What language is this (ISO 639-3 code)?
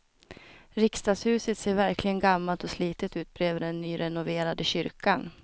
swe